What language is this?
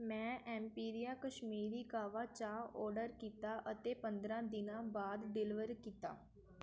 Punjabi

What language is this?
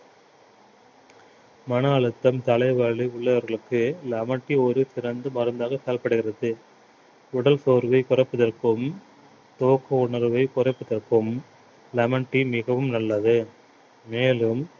Tamil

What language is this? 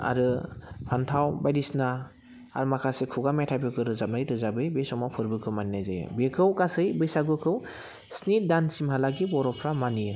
Bodo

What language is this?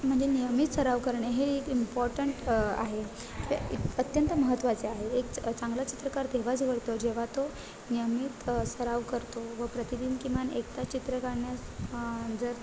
Marathi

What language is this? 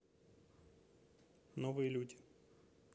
Russian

